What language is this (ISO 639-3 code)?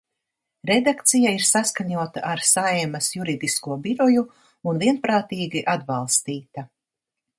lav